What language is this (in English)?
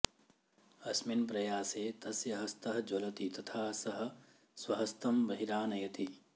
Sanskrit